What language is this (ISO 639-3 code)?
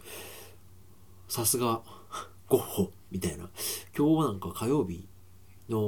jpn